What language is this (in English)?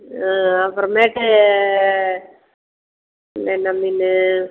Tamil